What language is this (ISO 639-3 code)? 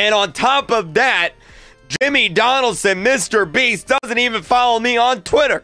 eng